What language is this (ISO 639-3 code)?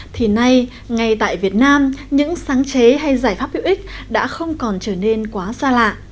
vie